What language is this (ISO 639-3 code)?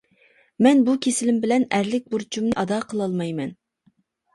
uig